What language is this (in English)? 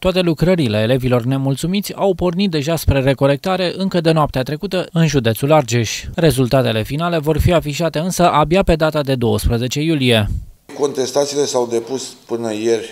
Romanian